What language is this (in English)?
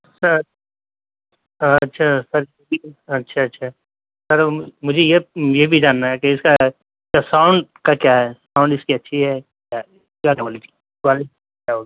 Urdu